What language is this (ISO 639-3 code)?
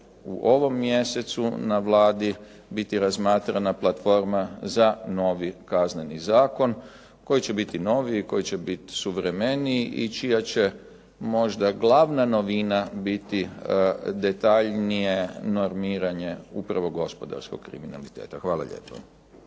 hrv